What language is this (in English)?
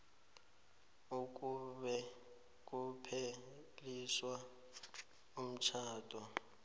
South Ndebele